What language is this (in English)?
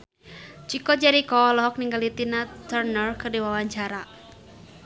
Sundanese